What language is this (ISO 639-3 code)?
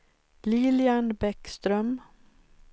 swe